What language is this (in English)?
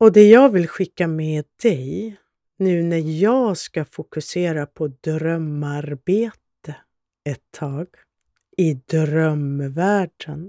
Swedish